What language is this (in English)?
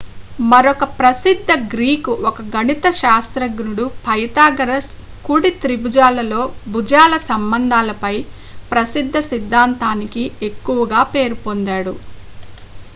Telugu